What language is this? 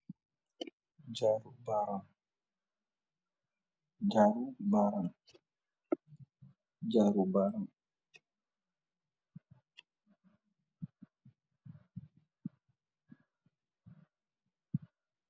Wolof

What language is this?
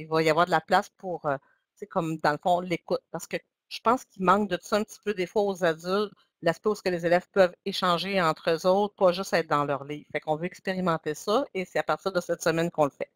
French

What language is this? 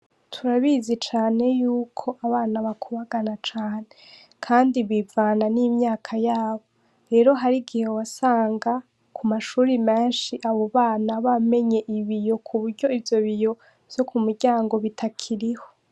Rundi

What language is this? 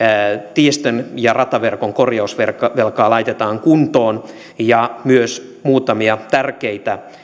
Finnish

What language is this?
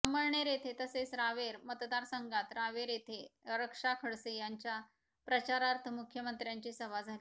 Marathi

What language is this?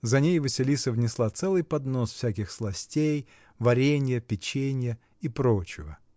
Russian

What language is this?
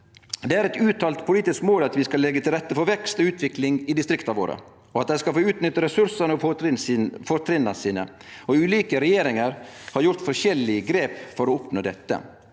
Norwegian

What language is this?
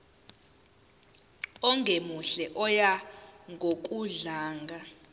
Zulu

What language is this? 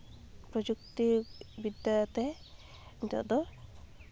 Santali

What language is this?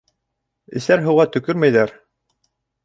Bashkir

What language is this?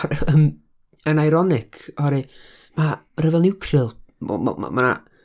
Welsh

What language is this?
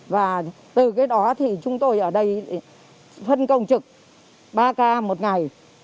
Vietnamese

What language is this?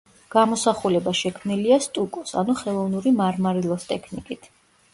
Georgian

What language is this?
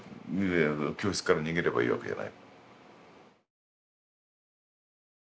Japanese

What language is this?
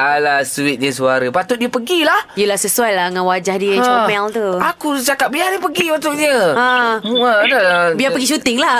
Malay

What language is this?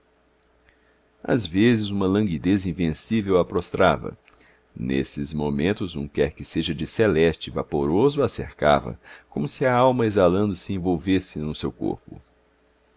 Portuguese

